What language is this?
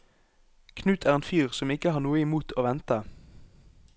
Norwegian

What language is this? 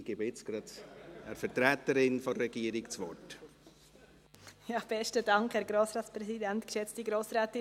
Swiss German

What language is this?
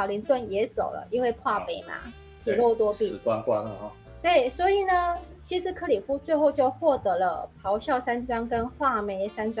Chinese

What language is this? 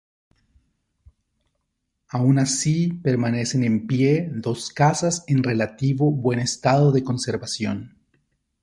Spanish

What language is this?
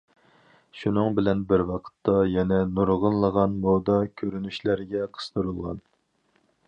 Uyghur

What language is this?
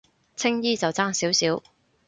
Cantonese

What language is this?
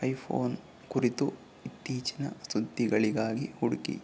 Kannada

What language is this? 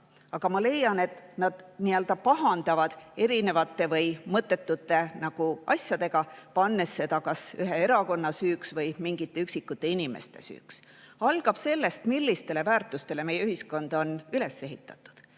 Estonian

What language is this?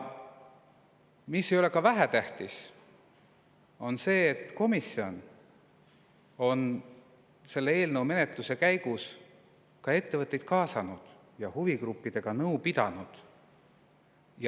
Estonian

